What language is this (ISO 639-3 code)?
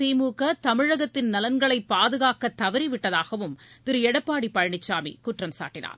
tam